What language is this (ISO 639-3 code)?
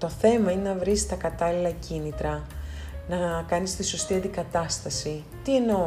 ell